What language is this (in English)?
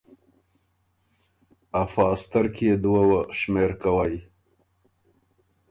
Ormuri